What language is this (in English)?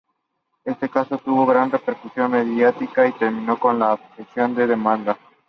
Spanish